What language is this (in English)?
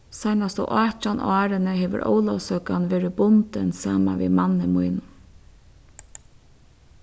Faroese